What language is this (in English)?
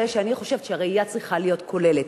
Hebrew